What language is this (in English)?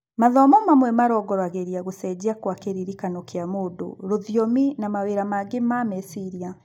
Kikuyu